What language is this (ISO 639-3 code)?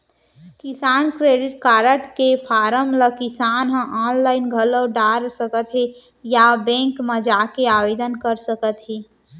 hne